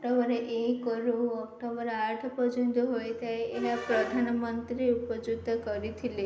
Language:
Odia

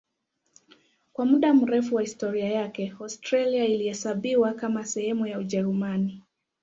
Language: Swahili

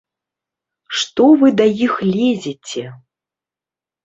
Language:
Belarusian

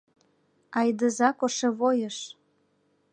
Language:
Mari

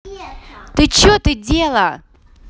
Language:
Russian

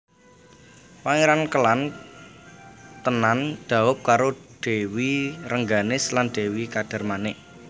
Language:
Javanese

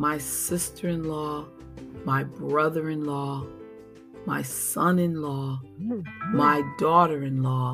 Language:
English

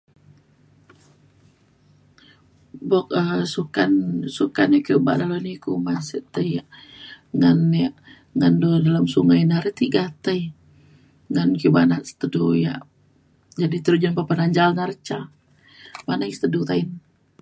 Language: Mainstream Kenyah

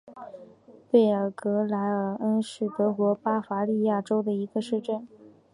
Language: Chinese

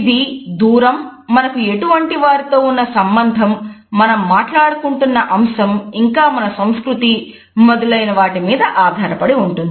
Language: Telugu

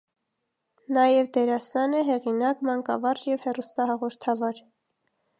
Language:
Armenian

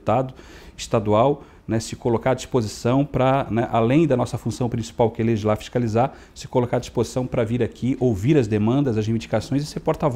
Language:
Portuguese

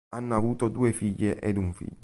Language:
Italian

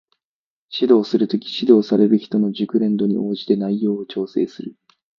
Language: Japanese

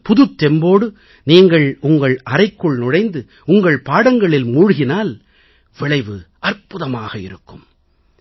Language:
Tamil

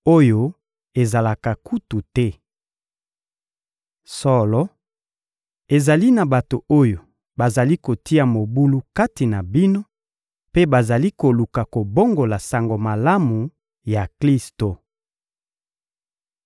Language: Lingala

